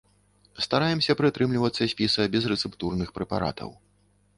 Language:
Belarusian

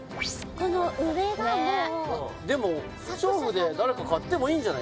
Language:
Japanese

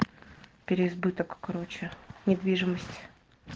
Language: Russian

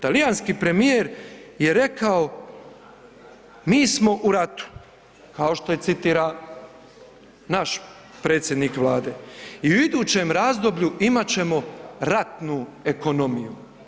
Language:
Croatian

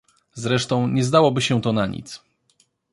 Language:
Polish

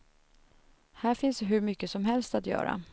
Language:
Swedish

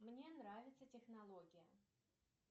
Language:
Russian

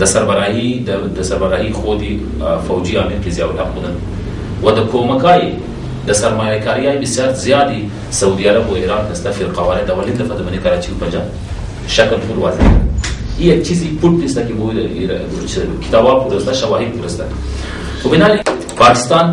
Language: Persian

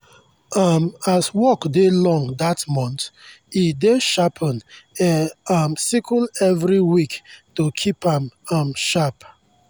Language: Nigerian Pidgin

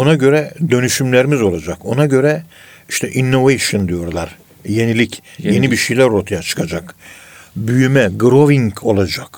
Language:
Turkish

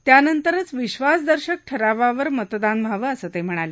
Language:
Marathi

